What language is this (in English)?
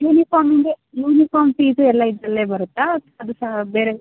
Kannada